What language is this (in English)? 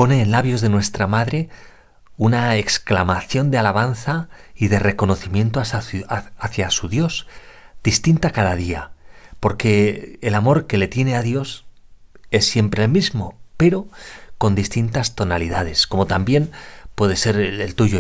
Spanish